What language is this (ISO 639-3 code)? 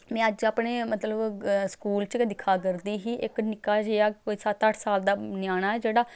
doi